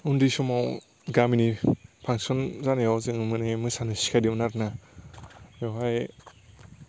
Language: Bodo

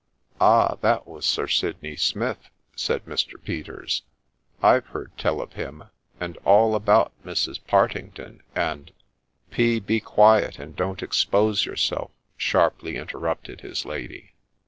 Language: English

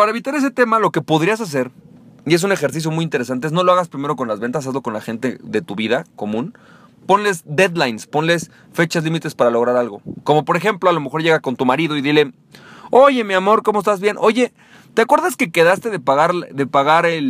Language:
Spanish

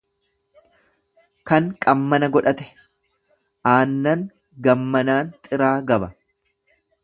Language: Oromo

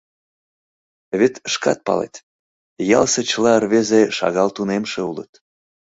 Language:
Mari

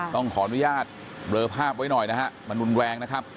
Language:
Thai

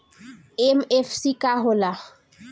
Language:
Bhojpuri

